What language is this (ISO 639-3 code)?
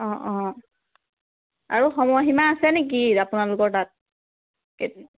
asm